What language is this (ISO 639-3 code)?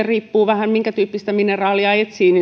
fin